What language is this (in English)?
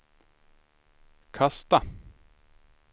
Swedish